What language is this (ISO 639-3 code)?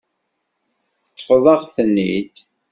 kab